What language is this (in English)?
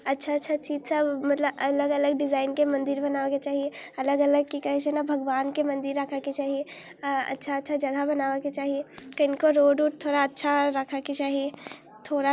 Maithili